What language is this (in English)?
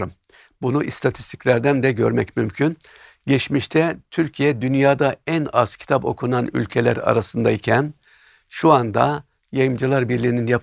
Turkish